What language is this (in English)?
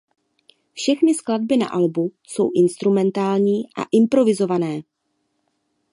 Czech